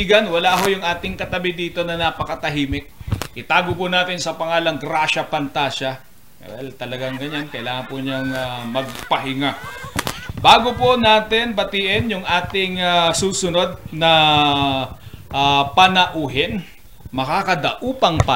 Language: Filipino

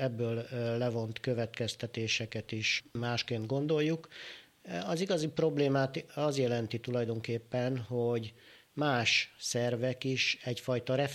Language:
Hungarian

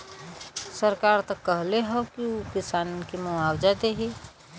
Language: Bhojpuri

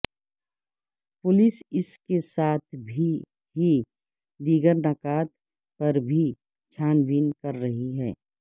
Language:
Urdu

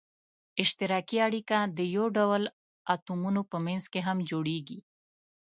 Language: Pashto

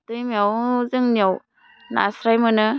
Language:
Bodo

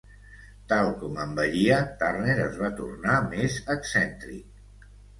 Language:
Catalan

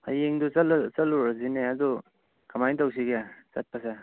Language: Manipuri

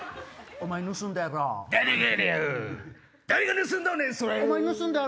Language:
Japanese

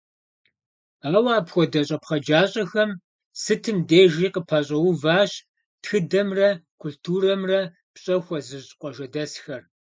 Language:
Kabardian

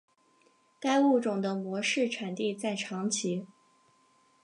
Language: Chinese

